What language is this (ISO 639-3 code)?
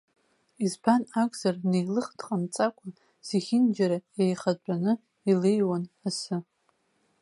abk